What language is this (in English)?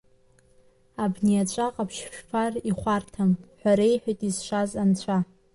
Abkhazian